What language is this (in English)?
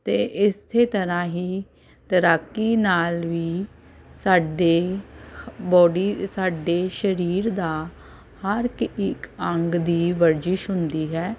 Punjabi